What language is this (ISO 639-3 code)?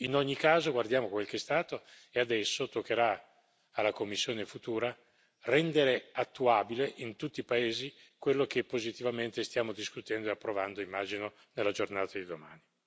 ita